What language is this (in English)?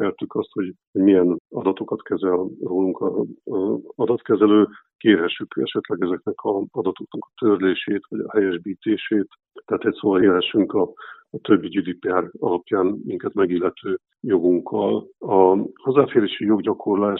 Hungarian